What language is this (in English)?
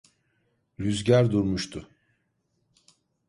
Turkish